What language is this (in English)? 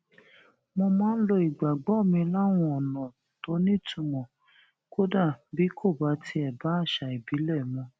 Yoruba